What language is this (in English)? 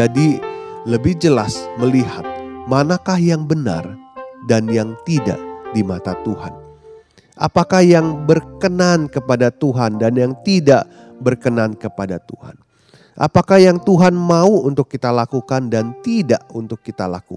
Indonesian